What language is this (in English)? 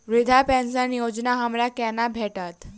Maithili